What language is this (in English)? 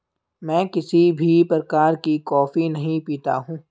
Hindi